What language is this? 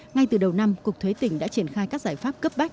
Vietnamese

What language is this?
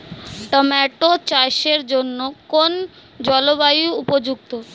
Bangla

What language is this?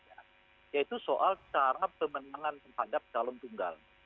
Indonesian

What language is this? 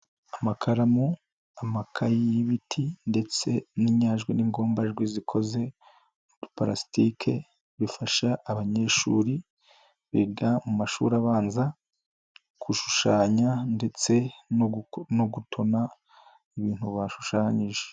Kinyarwanda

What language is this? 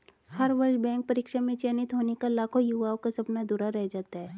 Hindi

